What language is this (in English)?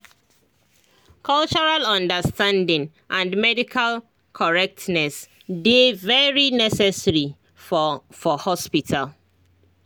Nigerian Pidgin